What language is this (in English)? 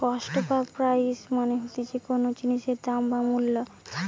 Bangla